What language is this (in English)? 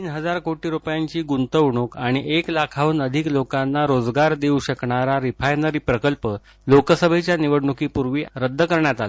Marathi